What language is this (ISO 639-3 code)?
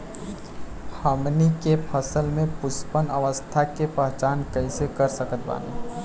bho